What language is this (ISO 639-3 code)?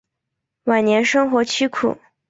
zho